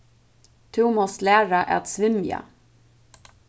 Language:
Faroese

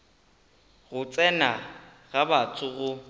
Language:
Northern Sotho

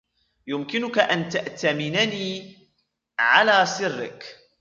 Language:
Arabic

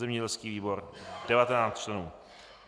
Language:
Czech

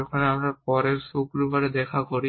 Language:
Bangla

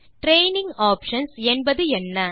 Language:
Tamil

